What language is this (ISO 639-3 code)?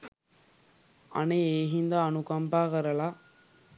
sin